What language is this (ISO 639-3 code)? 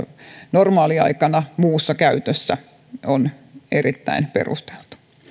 fin